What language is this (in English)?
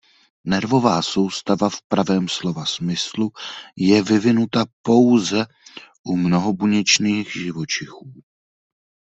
Czech